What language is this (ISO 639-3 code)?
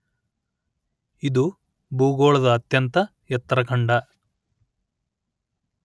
kan